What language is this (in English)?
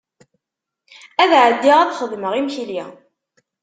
Kabyle